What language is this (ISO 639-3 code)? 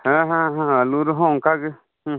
sat